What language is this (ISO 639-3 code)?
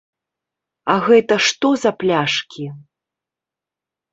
bel